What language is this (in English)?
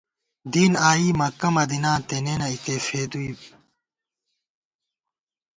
Gawar-Bati